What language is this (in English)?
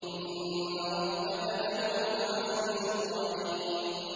Arabic